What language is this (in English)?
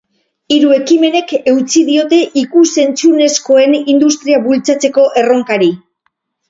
Basque